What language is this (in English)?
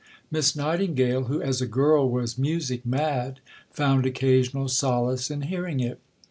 English